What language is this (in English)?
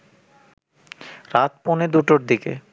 Bangla